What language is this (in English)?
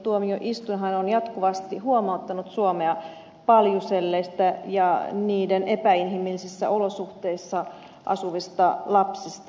Finnish